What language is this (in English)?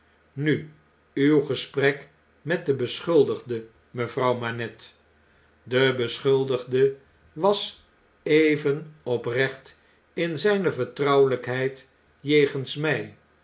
Dutch